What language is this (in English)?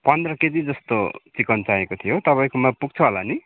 Nepali